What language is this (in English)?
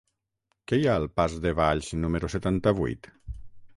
Catalan